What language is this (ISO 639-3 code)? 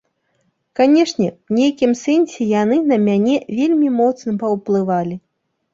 bel